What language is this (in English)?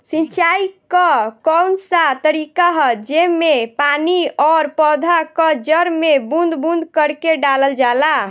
Bhojpuri